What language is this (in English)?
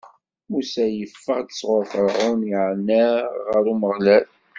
Kabyle